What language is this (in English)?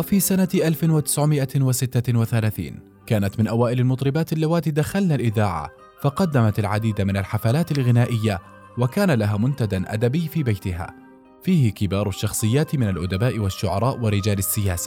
Arabic